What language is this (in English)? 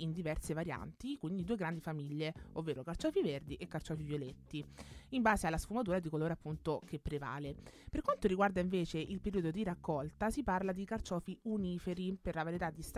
Italian